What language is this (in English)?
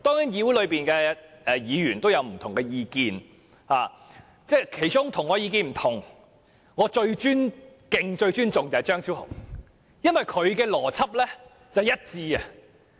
Cantonese